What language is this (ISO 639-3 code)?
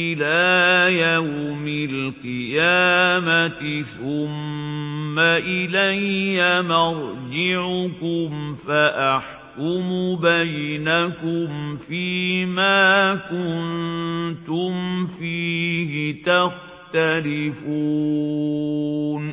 ara